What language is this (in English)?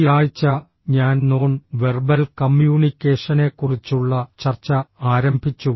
Malayalam